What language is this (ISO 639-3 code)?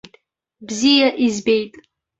abk